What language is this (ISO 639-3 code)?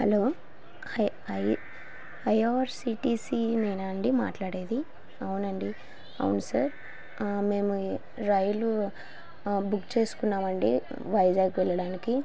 tel